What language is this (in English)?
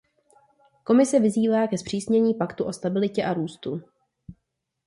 Czech